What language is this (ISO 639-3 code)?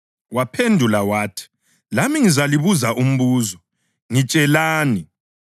nde